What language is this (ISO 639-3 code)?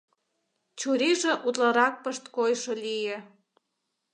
chm